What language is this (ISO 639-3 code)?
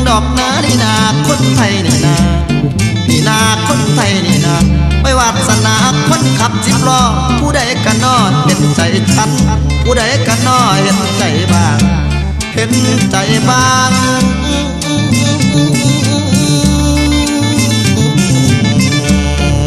tha